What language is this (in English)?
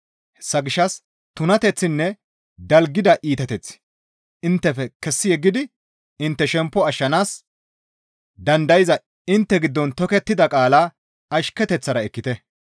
Gamo